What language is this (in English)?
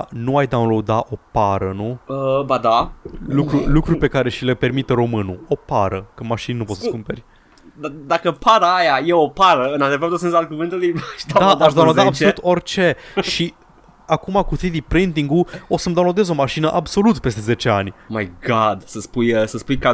Romanian